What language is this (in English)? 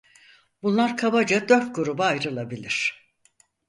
Turkish